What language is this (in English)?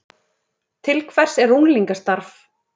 Icelandic